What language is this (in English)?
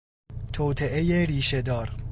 Persian